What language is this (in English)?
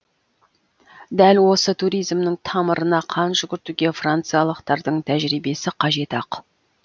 Kazakh